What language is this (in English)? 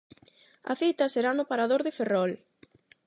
Galician